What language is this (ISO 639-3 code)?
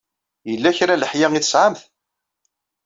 kab